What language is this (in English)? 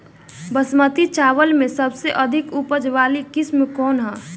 Bhojpuri